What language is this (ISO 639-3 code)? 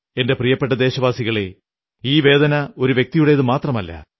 mal